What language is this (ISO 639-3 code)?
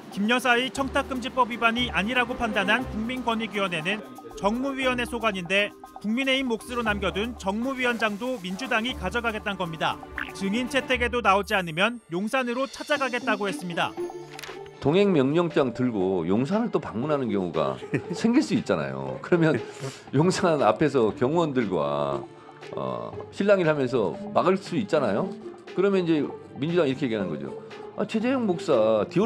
kor